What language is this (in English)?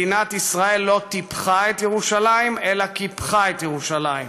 Hebrew